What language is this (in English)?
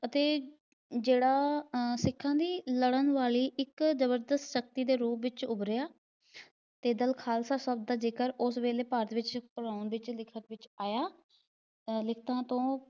Punjabi